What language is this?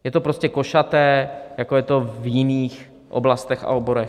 Czech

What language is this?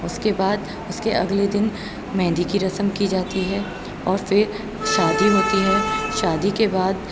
Urdu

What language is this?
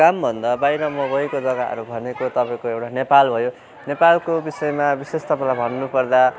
Nepali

